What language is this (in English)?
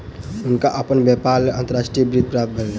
Maithili